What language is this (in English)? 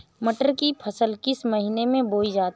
Hindi